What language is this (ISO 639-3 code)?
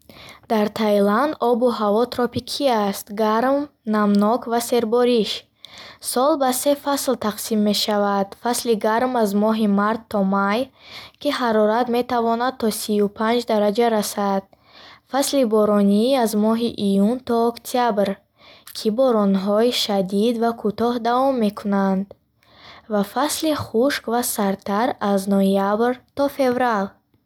bhh